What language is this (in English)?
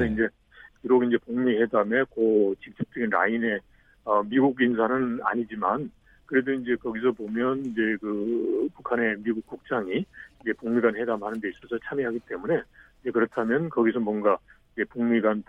Korean